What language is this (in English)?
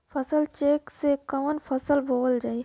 Bhojpuri